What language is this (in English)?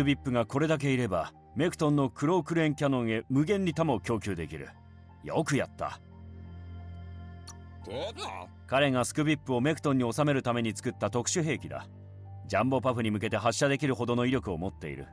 Japanese